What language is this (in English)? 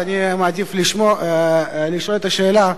Hebrew